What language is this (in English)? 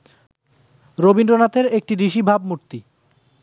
Bangla